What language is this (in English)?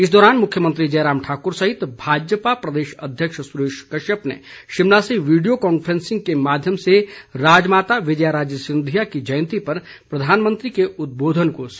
Hindi